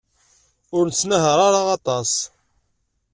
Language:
Kabyle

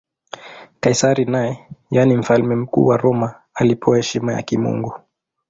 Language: Swahili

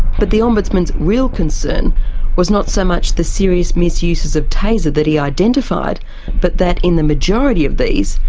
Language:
English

